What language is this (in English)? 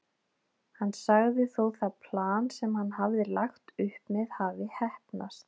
Icelandic